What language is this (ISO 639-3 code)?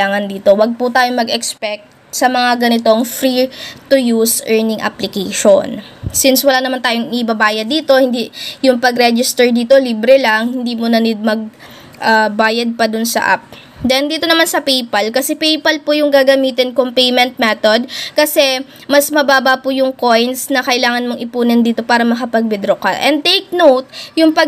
fil